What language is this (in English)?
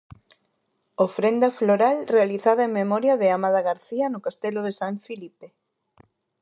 Galician